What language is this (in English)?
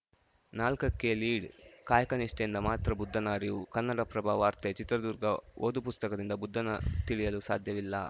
Kannada